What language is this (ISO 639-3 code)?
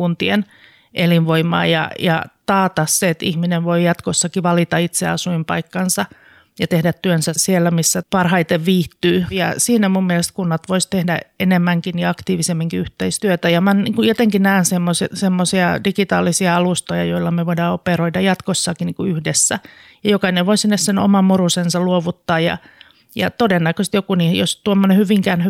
fin